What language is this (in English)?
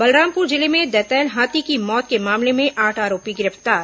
Hindi